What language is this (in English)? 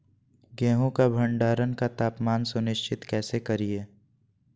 Magahi